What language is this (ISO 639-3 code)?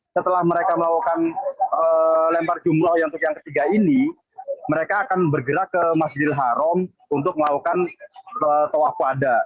ind